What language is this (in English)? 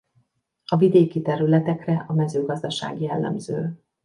Hungarian